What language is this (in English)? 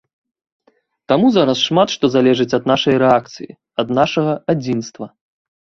Belarusian